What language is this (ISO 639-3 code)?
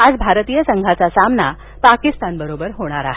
mar